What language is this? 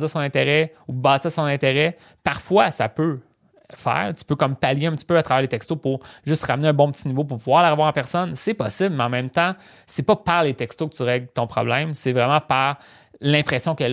French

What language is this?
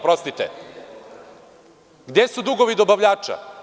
Serbian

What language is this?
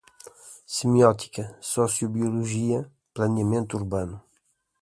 Portuguese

